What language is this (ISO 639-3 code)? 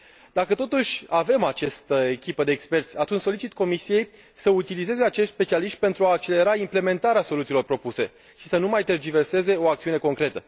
ron